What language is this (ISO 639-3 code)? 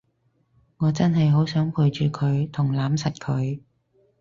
yue